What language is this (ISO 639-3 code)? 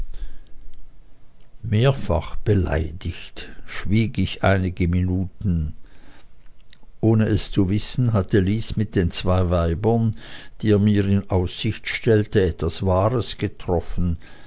deu